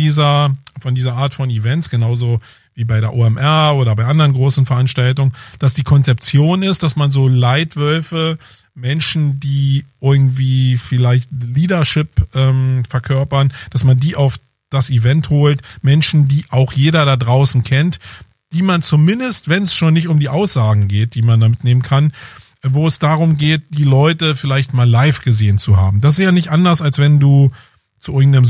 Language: German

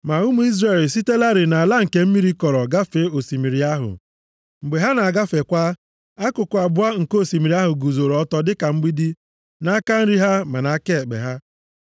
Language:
Igbo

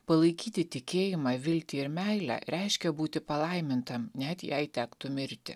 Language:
Lithuanian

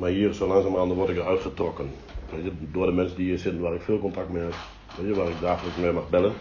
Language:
Dutch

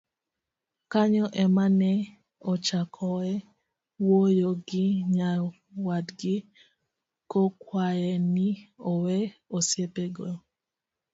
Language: Luo (Kenya and Tanzania)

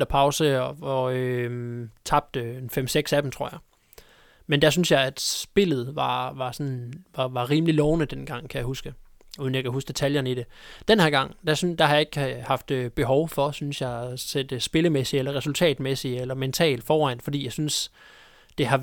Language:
Danish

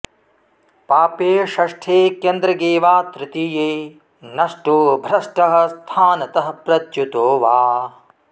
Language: Sanskrit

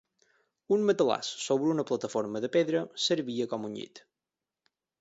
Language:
Catalan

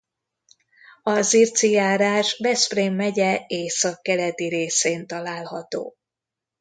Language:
Hungarian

